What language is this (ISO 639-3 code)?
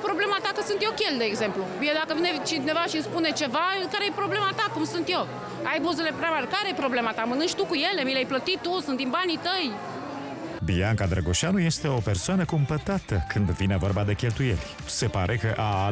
ron